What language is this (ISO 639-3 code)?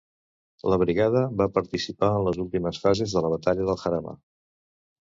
cat